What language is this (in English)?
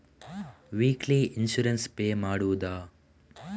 Kannada